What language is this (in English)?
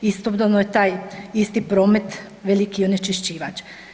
Croatian